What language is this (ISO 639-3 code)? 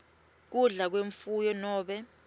ssw